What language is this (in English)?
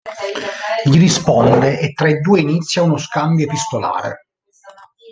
Italian